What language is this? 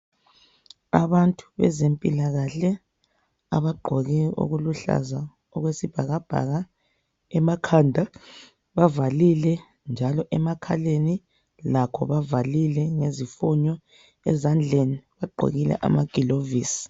North Ndebele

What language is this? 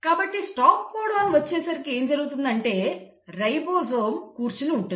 Telugu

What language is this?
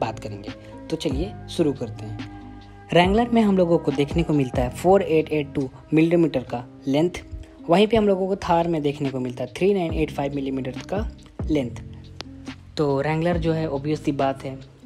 Hindi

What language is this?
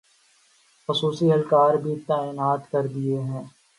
Urdu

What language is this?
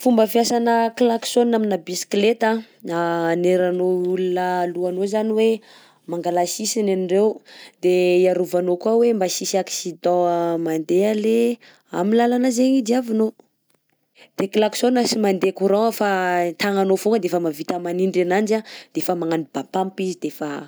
Southern Betsimisaraka Malagasy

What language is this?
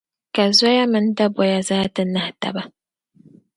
Dagbani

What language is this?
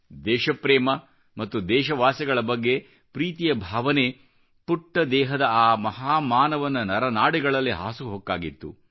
Kannada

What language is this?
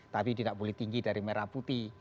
Indonesian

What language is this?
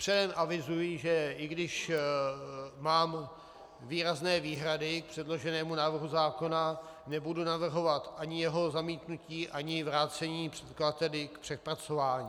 Czech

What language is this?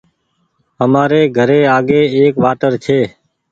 Goaria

